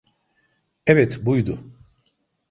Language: Turkish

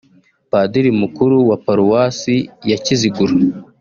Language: Kinyarwanda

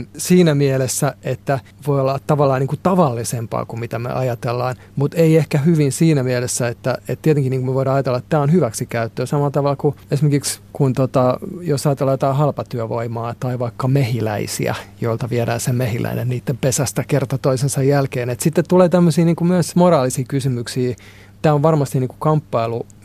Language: Finnish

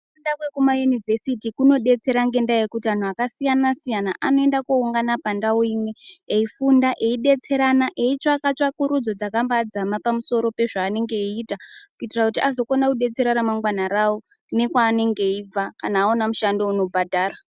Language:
Ndau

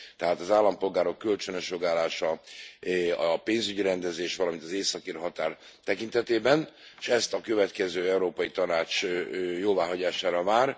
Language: Hungarian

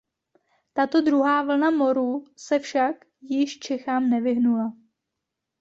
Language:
Czech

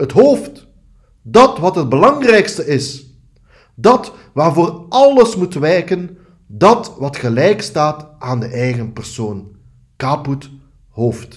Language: Dutch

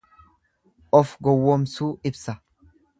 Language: Oromo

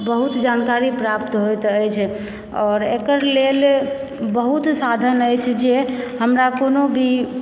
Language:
Maithili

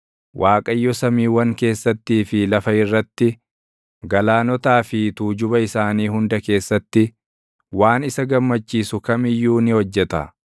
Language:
Oromo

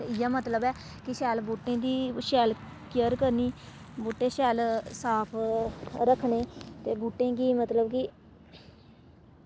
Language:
Dogri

